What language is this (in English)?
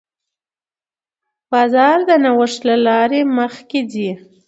Pashto